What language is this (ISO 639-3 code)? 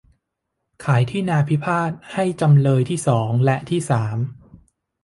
tha